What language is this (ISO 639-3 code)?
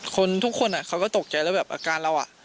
tha